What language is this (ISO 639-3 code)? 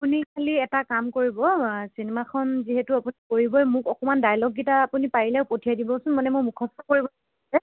asm